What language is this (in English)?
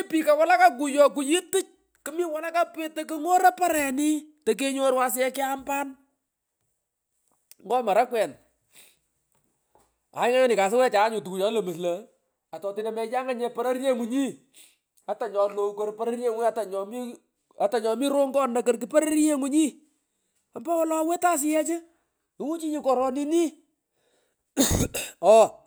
Pökoot